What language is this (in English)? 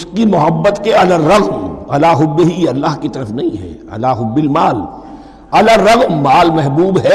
Urdu